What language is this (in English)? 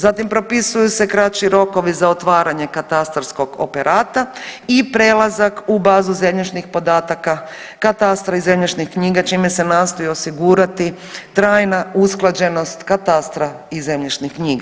Croatian